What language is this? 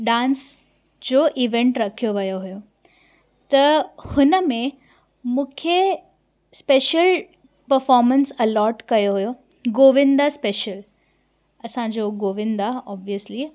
Sindhi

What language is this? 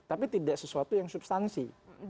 Indonesian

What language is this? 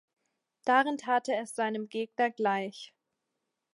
German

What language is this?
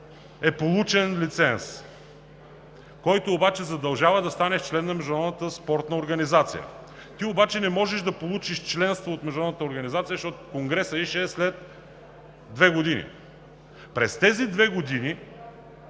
Bulgarian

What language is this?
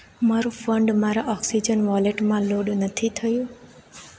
Gujarati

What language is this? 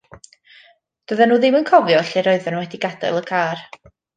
Welsh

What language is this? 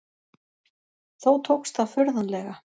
Icelandic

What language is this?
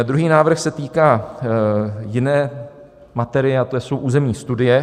Czech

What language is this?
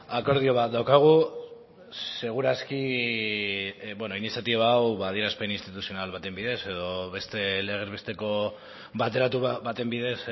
Basque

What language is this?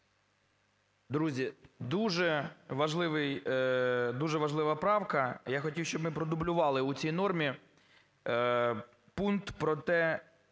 Ukrainian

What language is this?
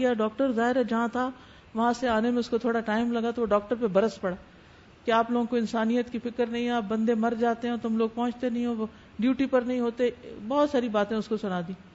Urdu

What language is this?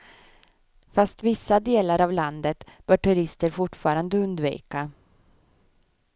Swedish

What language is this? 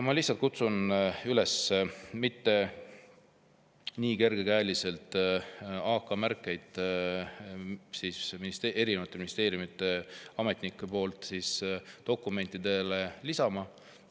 Estonian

